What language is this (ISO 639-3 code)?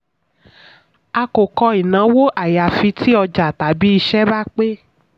yor